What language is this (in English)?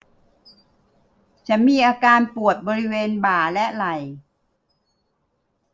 Thai